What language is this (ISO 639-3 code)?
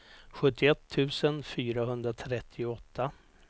swe